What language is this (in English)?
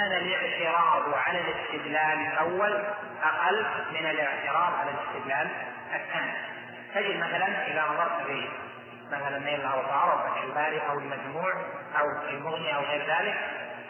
Arabic